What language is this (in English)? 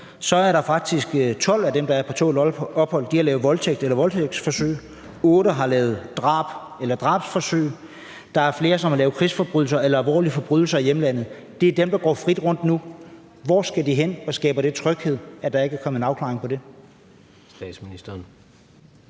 Danish